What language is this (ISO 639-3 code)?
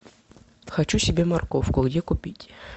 rus